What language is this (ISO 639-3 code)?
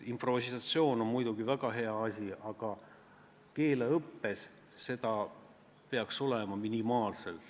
est